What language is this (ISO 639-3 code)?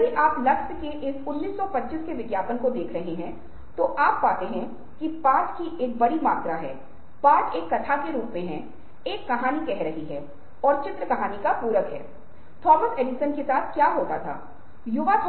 hin